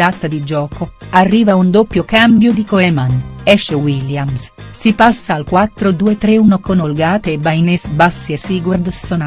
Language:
Italian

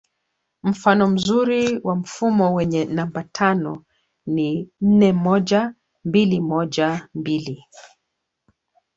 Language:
Swahili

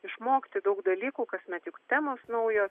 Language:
Lithuanian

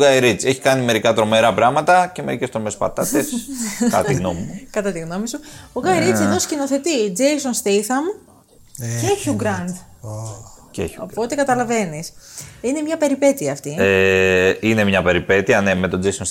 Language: Greek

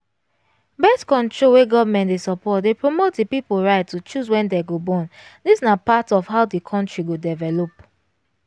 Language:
Nigerian Pidgin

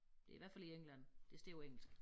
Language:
Danish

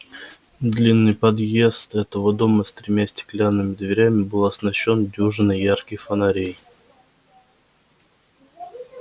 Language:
Russian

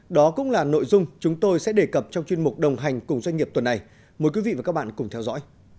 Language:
Vietnamese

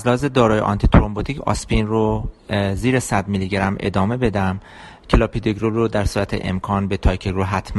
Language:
Persian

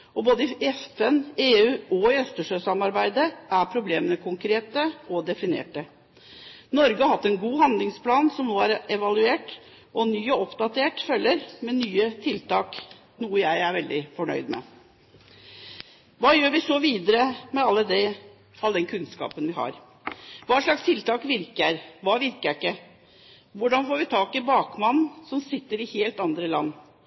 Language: Norwegian Bokmål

